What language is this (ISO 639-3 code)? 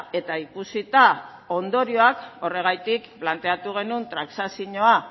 eus